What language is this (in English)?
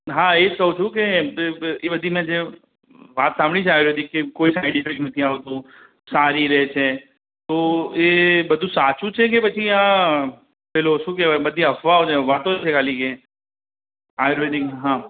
Gujarati